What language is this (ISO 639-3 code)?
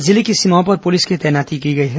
hin